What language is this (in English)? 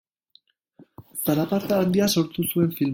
Basque